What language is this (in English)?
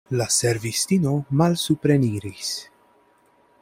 Esperanto